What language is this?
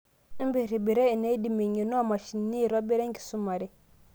Masai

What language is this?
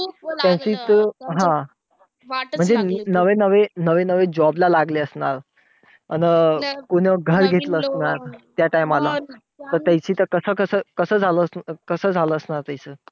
Marathi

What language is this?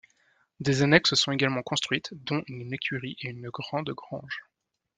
French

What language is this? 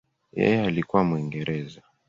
Swahili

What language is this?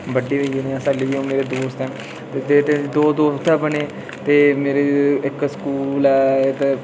Dogri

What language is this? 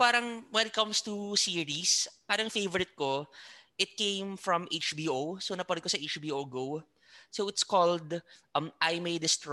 Filipino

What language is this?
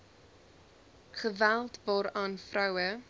Afrikaans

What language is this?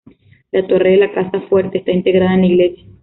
Spanish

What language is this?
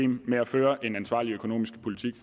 Danish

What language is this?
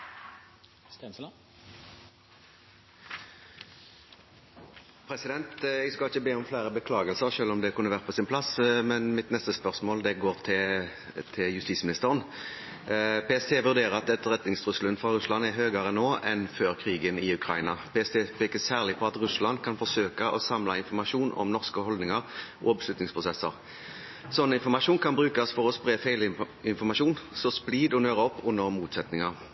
Norwegian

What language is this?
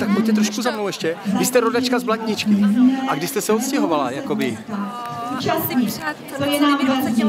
Czech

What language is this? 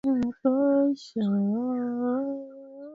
Swahili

